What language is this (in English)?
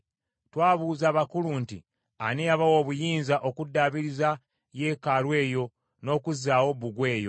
Ganda